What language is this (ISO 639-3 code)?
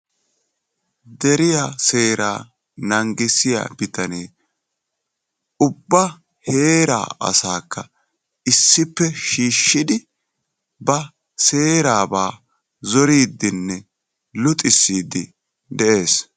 wal